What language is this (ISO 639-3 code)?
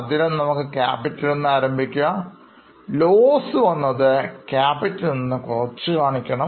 mal